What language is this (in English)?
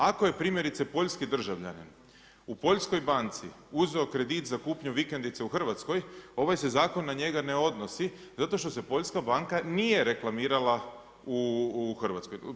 Croatian